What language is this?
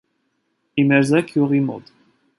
Armenian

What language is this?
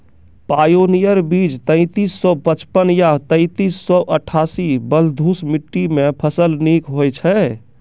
Maithili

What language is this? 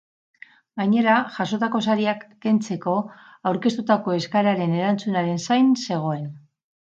Basque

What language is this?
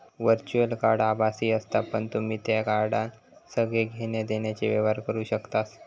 Marathi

